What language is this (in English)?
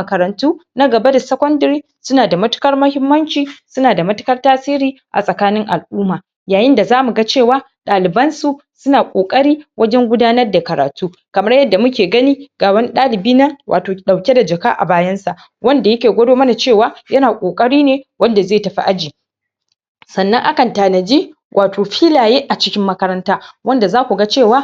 Hausa